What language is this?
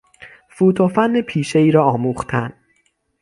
Persian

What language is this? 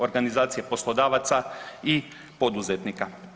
Croatian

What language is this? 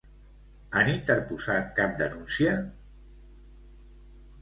Catalan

